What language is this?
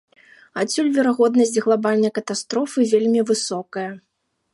Belarusian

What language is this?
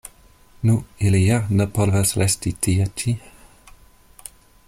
Esperanto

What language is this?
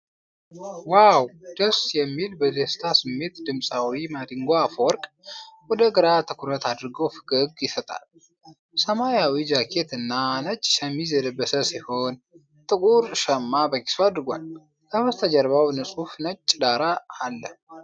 Amharic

